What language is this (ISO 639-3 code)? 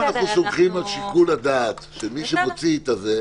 heb